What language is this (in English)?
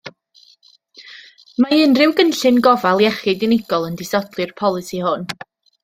Welsh